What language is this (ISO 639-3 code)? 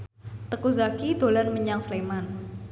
jav